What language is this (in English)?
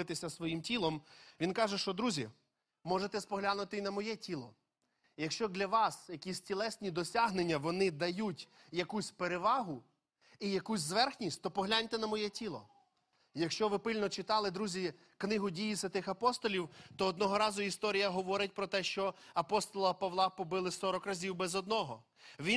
Ukrainian